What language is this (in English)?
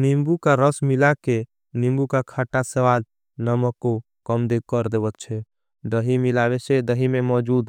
Angika